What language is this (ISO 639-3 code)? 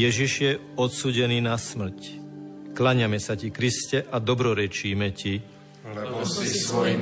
slk